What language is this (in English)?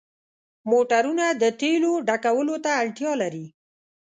Pashto